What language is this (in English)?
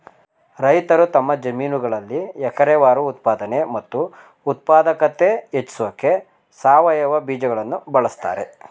Kannada